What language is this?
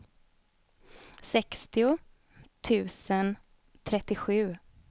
Swedish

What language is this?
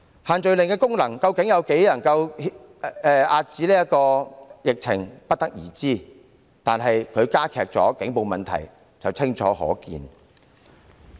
Cantonese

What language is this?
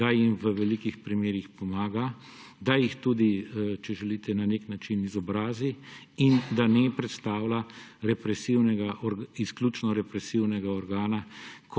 Slovenian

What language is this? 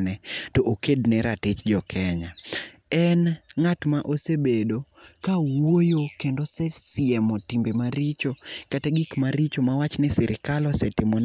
Luo (Kenya and Tanzania)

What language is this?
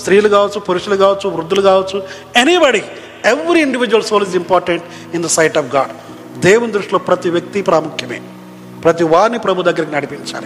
Telugu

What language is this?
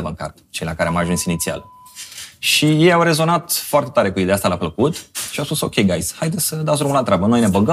Romanian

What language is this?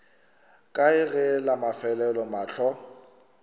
Northern Sotho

